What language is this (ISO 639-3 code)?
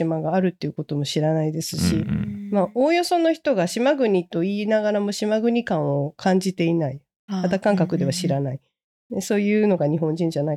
jpn